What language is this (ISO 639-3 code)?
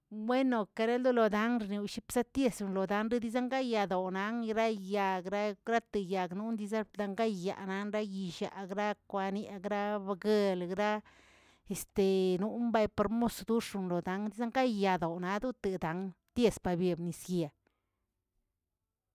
zts